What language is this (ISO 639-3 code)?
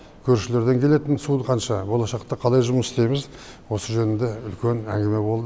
kaz